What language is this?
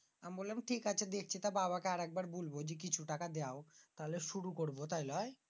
Bangla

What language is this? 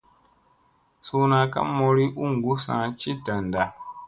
Musey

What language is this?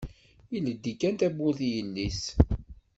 Kabyle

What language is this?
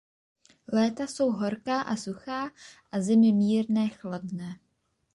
Czech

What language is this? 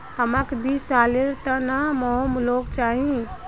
Magahi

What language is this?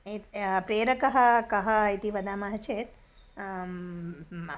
Sanskrit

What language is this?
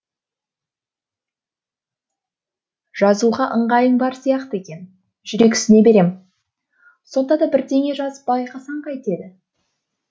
Kazakh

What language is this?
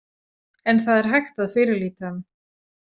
Icelandic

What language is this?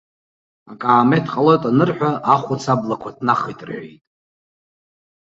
Abkhazian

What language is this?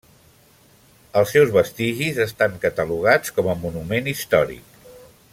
Catalan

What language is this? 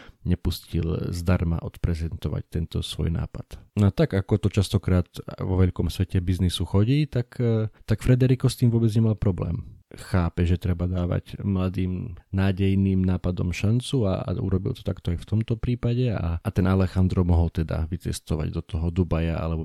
Slovak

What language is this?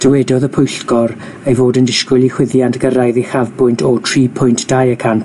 Welsh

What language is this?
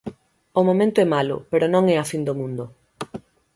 Galician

